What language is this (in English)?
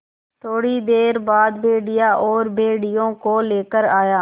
Hindi